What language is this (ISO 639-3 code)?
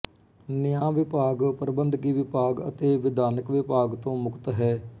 pan